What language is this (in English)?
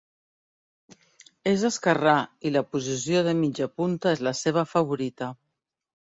Catalan